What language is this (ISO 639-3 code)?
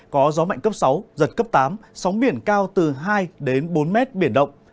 vie